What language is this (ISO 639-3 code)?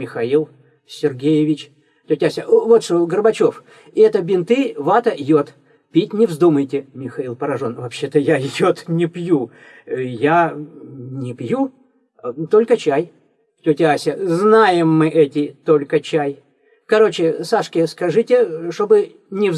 rus